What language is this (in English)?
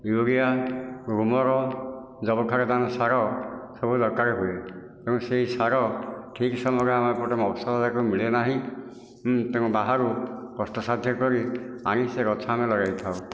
Odia